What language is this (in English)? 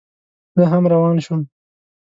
Pashto